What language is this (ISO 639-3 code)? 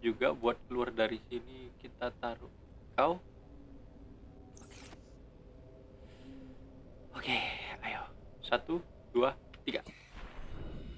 ind